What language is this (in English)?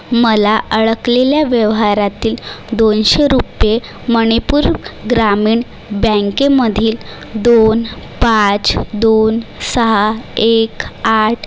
Marathi